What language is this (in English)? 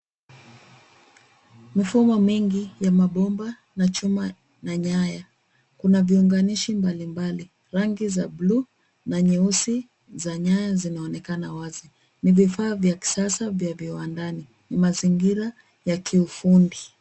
Swahili